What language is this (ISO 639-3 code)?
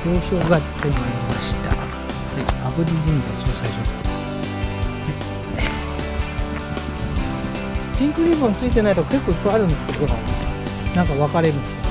jpn